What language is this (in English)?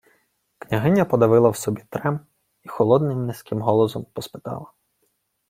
Ukrainian